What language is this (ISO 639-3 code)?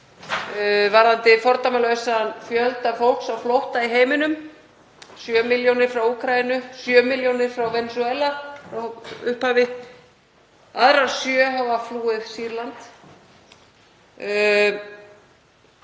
isl